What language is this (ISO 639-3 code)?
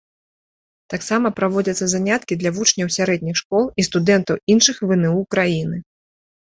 bel